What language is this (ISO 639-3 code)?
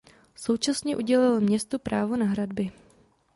ces